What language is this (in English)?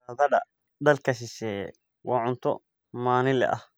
Somali